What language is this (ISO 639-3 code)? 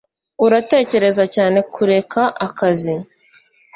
kin